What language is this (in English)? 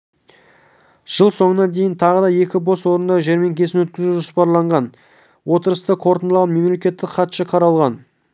Kazakh